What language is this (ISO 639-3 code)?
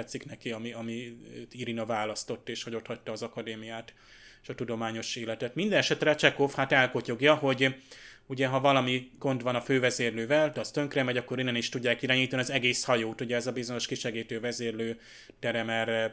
hun